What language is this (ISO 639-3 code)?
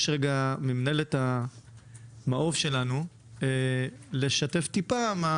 heb